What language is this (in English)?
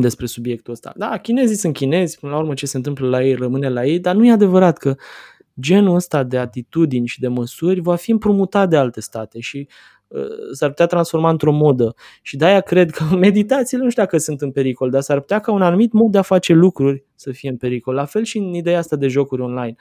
Romanian